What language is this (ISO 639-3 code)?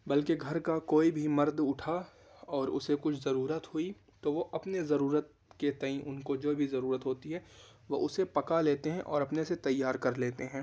urd